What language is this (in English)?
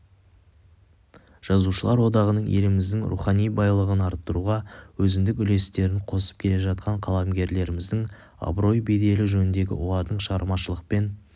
Kazakh